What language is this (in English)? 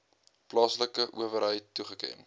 Afrikaans